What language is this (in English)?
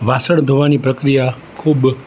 Gujarati